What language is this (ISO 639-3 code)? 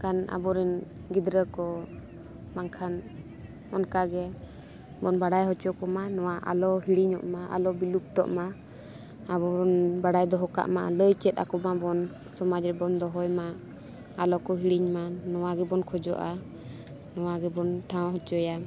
sat